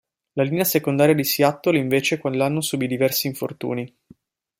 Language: Italian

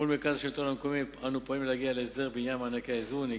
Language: Hebrew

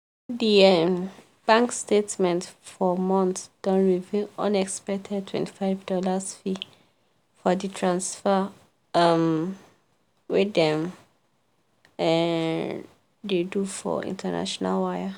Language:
Nigerian Pidgin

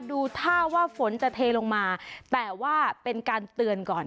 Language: Thai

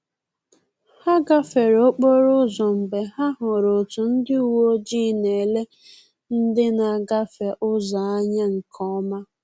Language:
Igbo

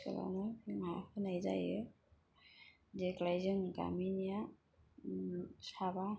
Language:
Bodo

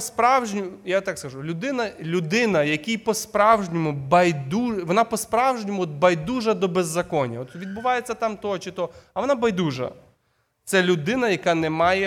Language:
Ukrainian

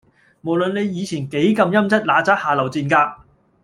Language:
Cantonese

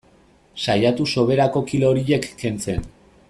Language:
Basque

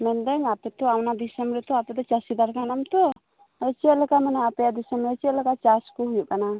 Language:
Santali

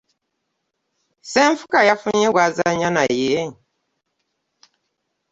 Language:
Ganda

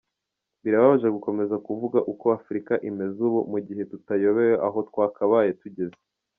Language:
Kinyarwanda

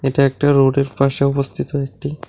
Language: Bangla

